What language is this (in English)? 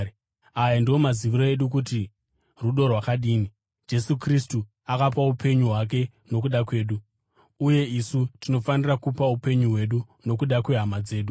Shona